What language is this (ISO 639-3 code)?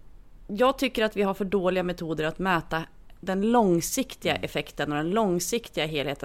swe